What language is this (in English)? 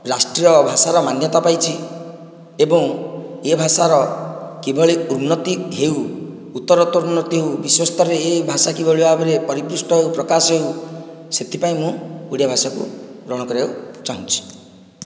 Odia